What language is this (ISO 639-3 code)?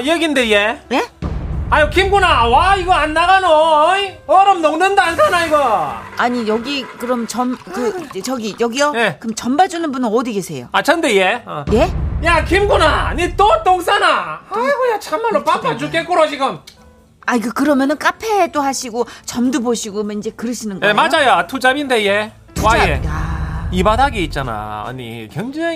kor